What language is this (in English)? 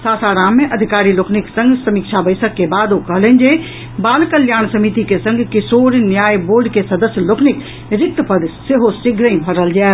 Maithili